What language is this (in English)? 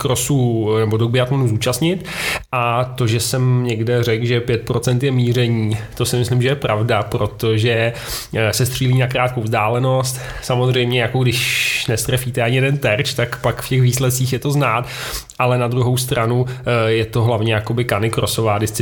Czech